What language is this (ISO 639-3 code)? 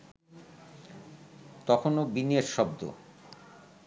ben